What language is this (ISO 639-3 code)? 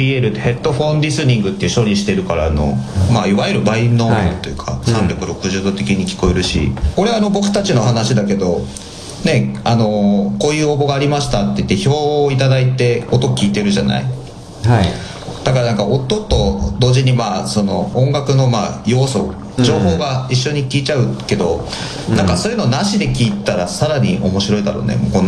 jpn